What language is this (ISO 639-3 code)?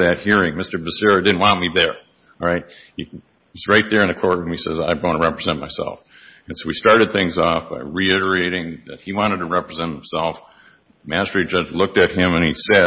eng